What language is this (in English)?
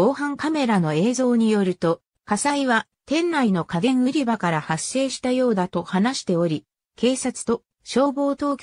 Japanese